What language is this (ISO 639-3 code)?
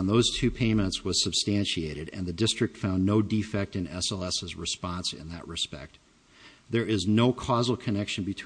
eng